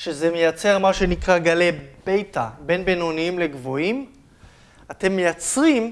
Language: Hebrew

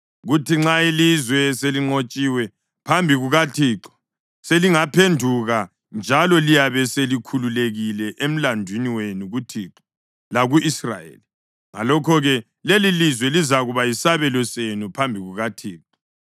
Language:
North Ndebele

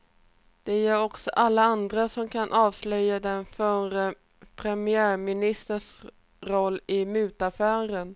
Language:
Swedish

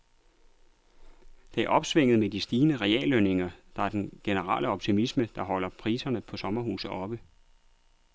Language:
Danish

